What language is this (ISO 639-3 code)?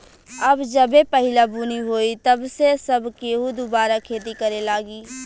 bho